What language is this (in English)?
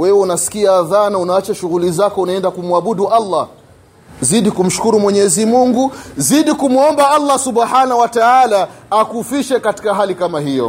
Swahili